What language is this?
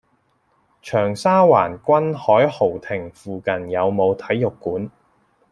Cantonese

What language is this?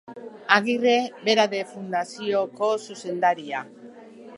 Basque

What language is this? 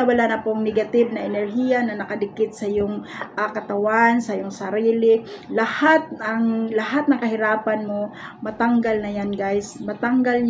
Filipino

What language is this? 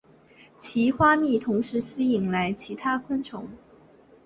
Chinese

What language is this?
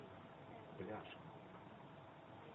Russian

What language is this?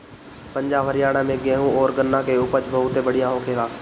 Bhojpuri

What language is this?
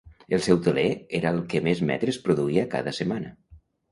Catalan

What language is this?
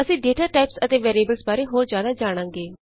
Punjabi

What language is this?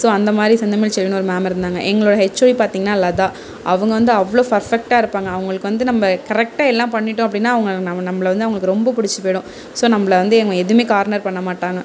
Tamil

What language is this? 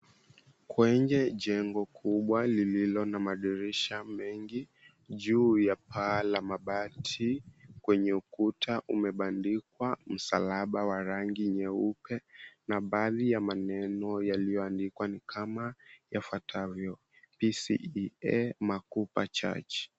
Swahili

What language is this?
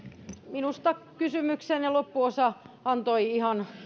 Finnish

